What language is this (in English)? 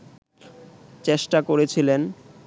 Bangla